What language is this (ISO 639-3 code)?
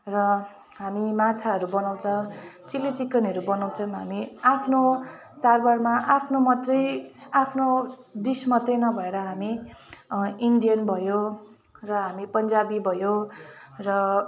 nep